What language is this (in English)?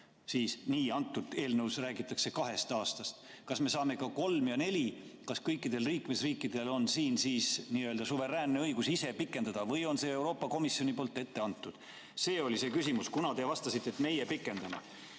Estonian